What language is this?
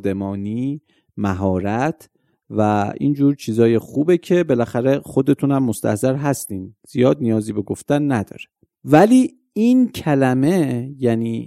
Persian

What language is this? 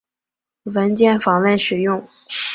Chinese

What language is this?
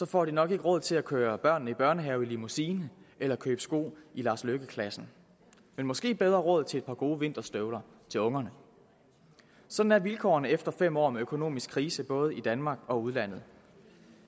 Danish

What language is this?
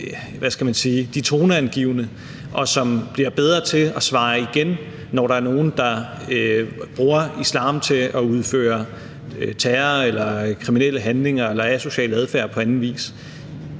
Danish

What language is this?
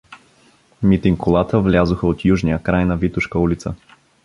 Bulgarian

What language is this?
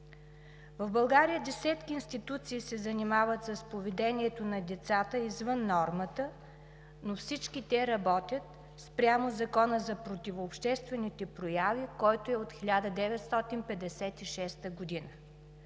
Bulgarian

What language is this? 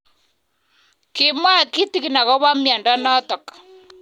Kalenjin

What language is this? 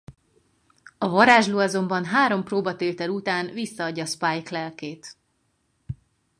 Hungarian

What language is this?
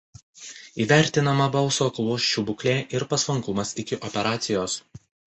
Lithuanian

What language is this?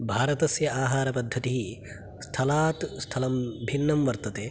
Sanskrit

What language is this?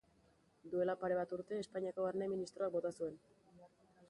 Basque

